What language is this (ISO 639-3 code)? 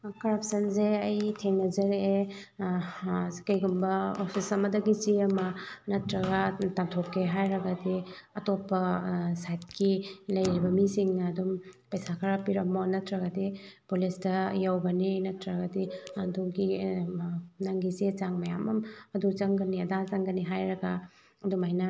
mni